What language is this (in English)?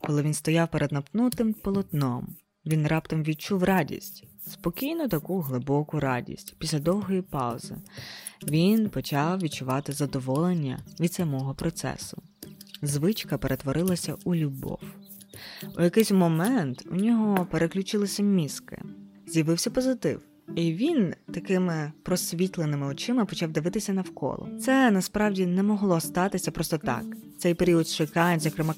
Ukrainian